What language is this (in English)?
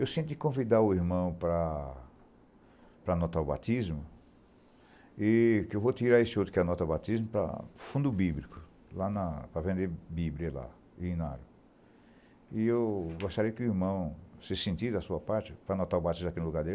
Portuguese